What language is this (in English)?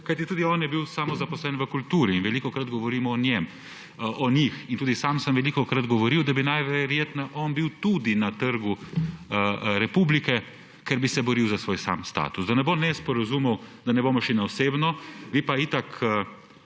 Slovenian